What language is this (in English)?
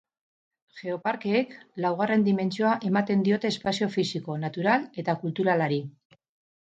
Basque